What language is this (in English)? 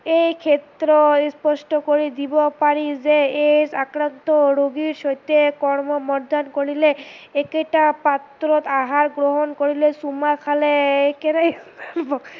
Assamese